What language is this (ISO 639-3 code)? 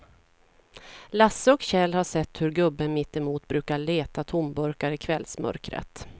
swe